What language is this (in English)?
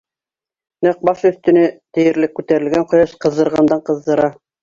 Bashkir